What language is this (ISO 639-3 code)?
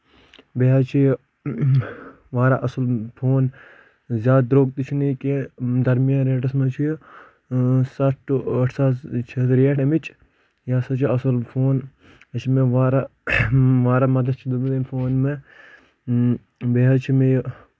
kas